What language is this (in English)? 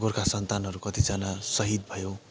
Nepali